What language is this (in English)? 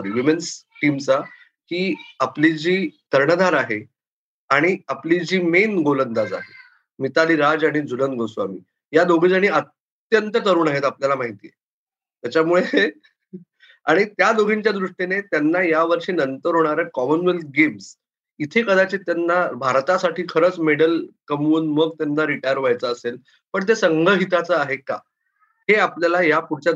Marathi